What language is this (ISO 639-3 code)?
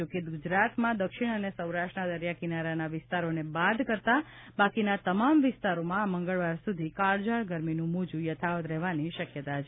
guj